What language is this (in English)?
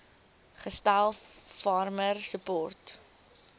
Afrikaans